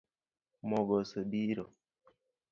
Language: Luo (Kenya and Tanzania)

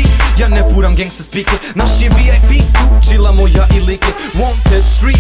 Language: Romanian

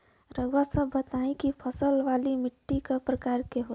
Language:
Bhojpuri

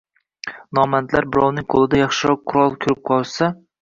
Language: Uzbek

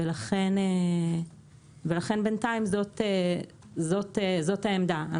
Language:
Hebrew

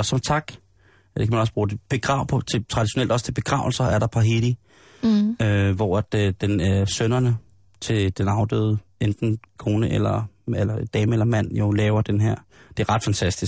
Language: Danish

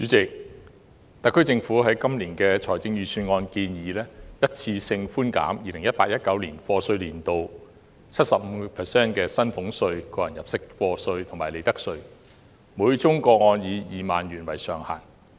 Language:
Cantonese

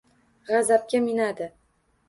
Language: Uzbek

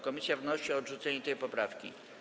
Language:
Polish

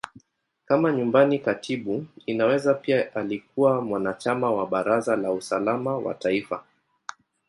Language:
Swahili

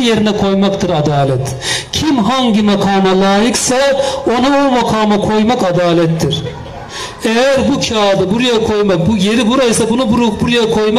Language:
Turkish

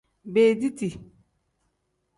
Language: Tem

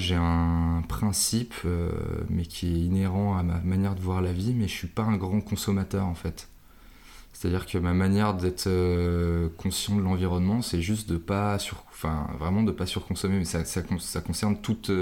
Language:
French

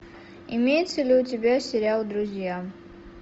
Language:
Russian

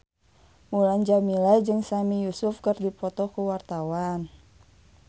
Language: Sundanese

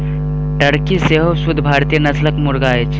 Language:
Maithili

